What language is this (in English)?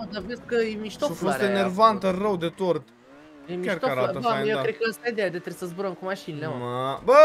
Romanian